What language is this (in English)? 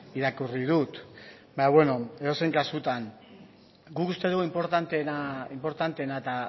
Basque